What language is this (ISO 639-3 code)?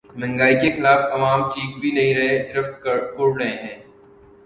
urd